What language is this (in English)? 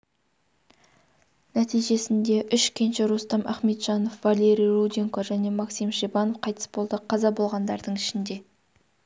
Kazakh